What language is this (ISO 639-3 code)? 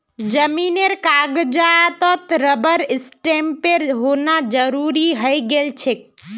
mag